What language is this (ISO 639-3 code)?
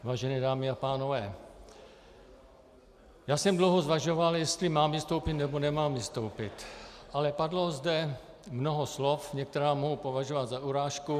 ces